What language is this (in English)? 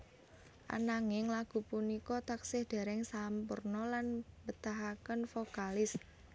Javanese